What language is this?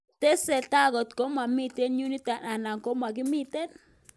Kalenjin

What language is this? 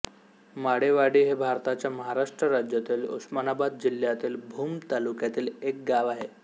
Marathi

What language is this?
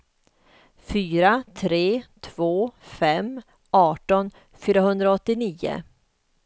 Swedish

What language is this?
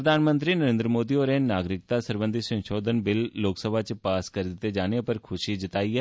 Dogri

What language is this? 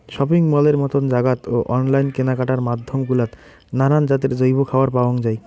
Bangla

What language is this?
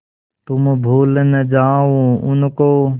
Hindi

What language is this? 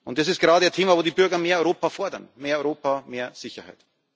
German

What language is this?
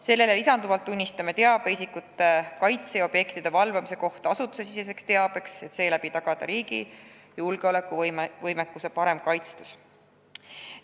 Estonian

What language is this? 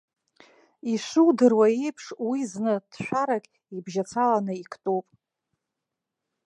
Abkhazian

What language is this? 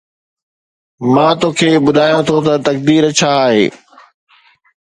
Sindhi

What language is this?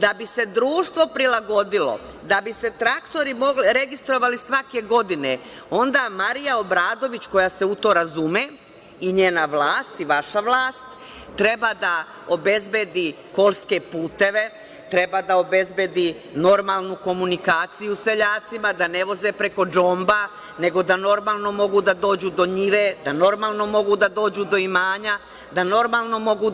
Serbian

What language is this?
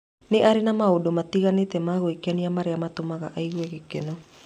Kikuyu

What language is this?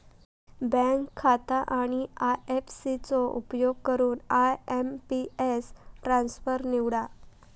Marathi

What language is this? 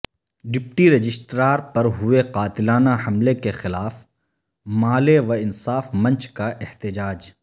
Urdu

